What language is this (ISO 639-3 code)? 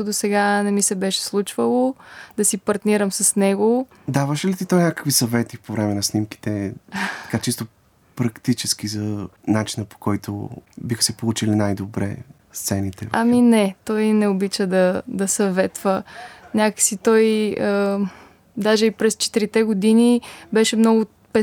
bul